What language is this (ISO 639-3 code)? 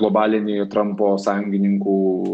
lit